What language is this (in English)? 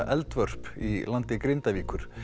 Icelandic